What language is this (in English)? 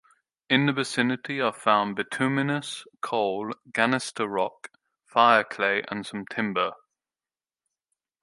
English